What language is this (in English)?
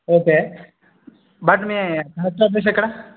Telugu